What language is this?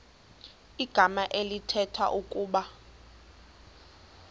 Xhosa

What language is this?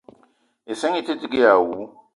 Eton (Cameroon)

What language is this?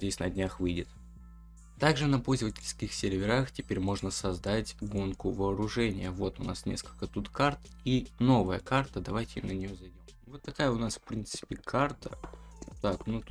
Russian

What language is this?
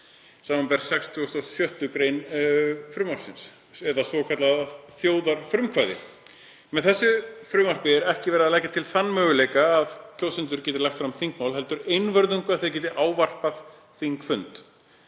Icelandic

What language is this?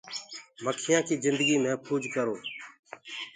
Gurgula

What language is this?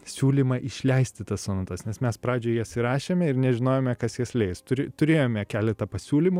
Lithuanian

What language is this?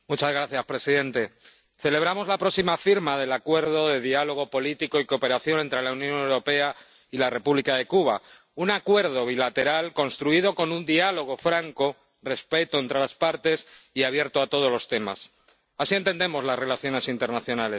Spanish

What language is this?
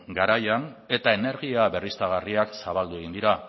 Basque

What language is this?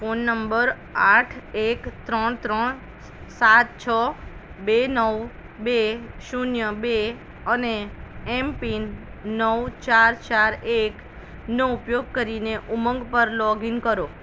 Gujarati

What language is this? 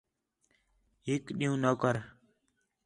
Khetrani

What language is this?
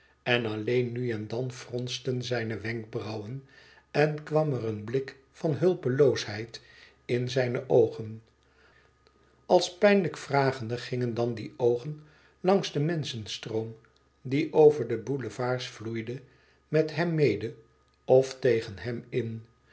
Dutch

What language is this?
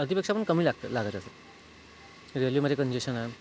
Marathi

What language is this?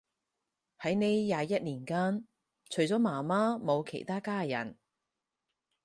Cantonese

